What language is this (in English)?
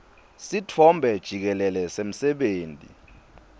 Swati